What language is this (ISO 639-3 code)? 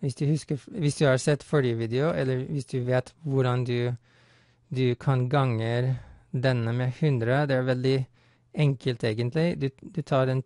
nor